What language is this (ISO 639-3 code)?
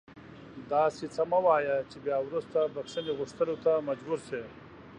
pus